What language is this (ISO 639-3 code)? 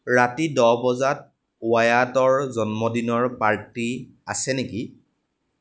asm